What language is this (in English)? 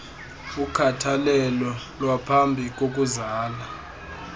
Xhosa